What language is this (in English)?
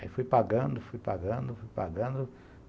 Portuguese